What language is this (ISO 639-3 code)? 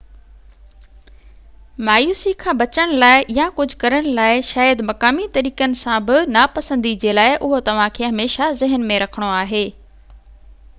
snd